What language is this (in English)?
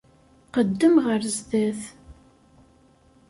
Kabyle